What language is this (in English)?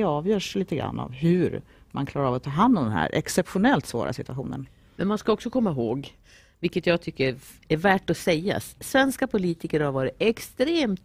Swedish